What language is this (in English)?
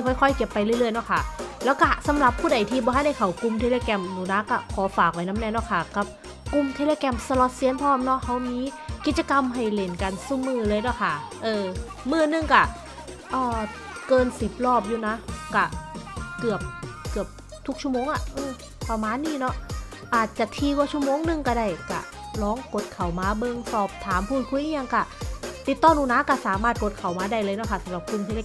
Thai